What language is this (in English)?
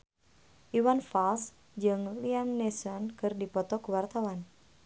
Sundanese